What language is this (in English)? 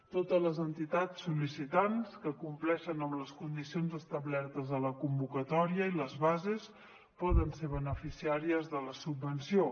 Catalan